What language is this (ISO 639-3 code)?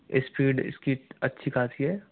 hin